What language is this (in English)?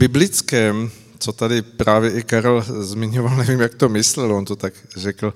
Czech